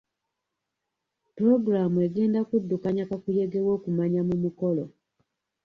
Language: Ganda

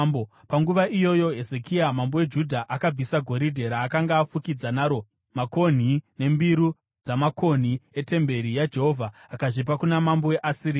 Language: Shona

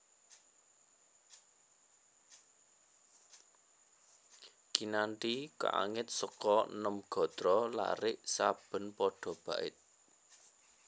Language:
Javanese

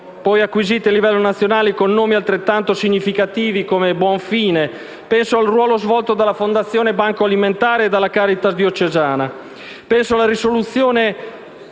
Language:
Italian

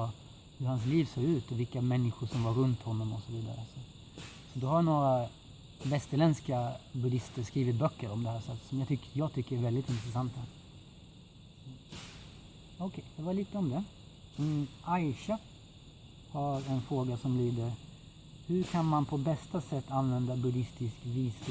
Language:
Swedish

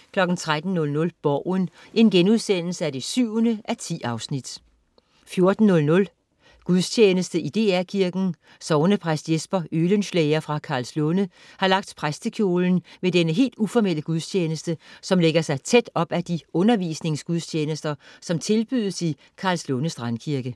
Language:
Danish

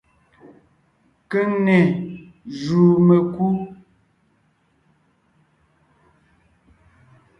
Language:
Ngiemboon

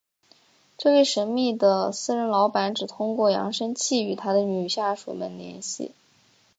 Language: Chinese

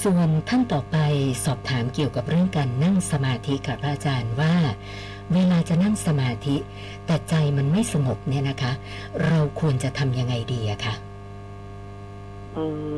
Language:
Thai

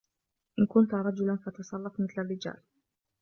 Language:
Arabic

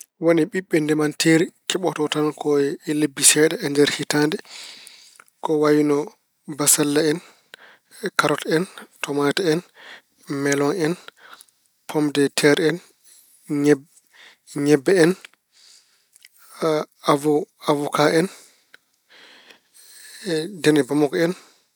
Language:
Fula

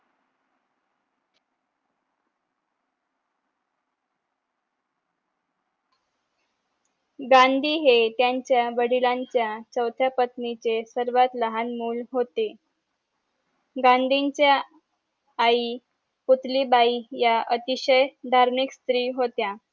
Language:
Marathi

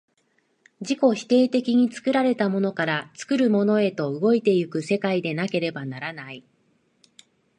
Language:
Japanese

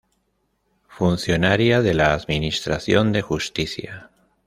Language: Spanish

